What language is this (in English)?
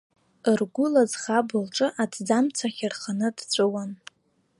Abkhazian